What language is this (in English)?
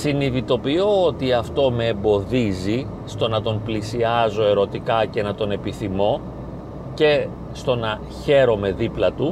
Greek